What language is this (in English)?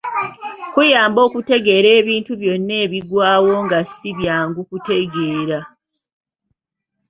Ganda